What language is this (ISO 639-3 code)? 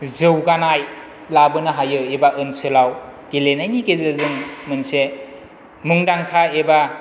brx